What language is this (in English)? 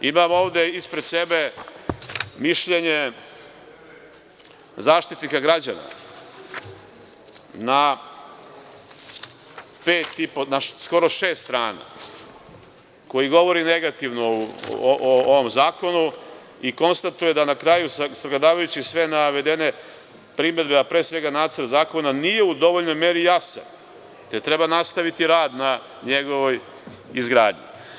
Serbian